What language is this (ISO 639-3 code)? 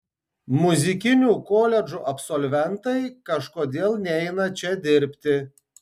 lit